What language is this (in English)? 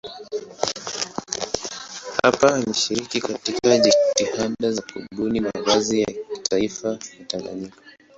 Swahili